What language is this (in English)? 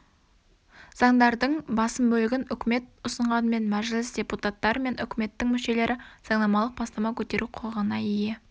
Kazakh